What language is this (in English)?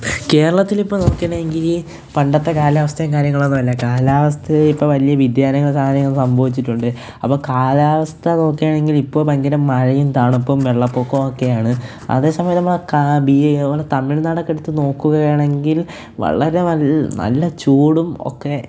Malayalam